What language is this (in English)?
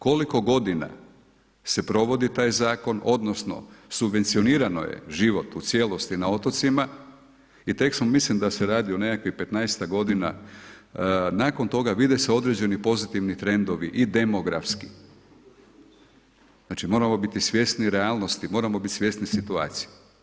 Croatian